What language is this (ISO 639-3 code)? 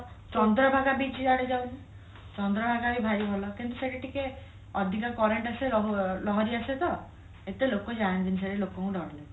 ori